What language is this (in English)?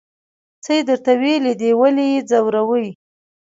Pashto